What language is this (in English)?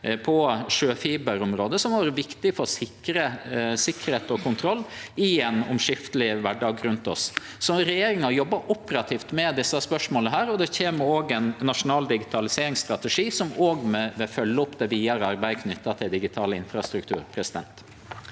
Norwegian